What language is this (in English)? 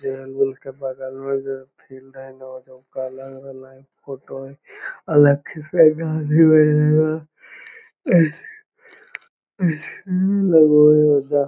Magahi